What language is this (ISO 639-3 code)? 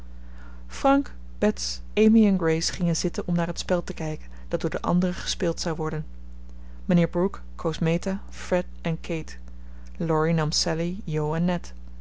nld